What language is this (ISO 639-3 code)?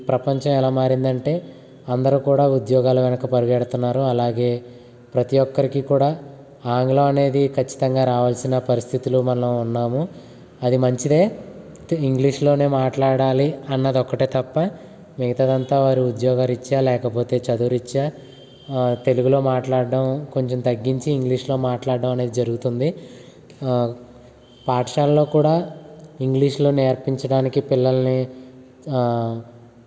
tel